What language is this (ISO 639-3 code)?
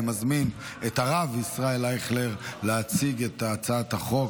heb